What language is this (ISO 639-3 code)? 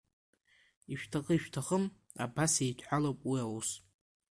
abk